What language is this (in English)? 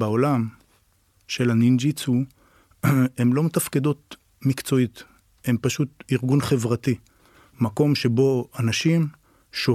Hebrew